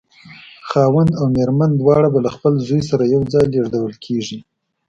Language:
Pashto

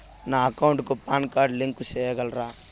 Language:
Telugu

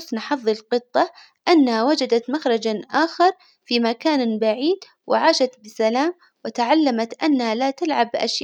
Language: Hijazi Arabic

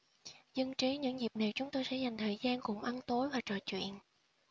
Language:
Vietnamese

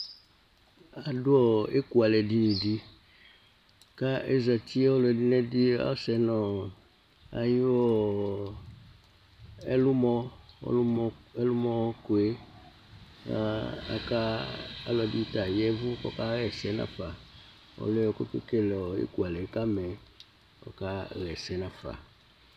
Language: Ikposo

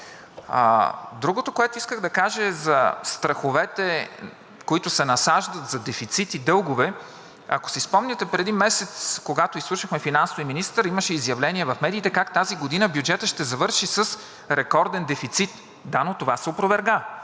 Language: Bulgarian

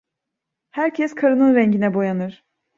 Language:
Turkish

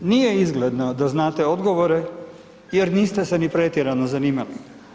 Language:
Croatian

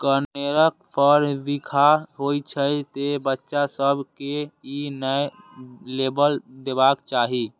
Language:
Maithili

